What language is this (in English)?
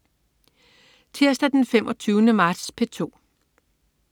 Danish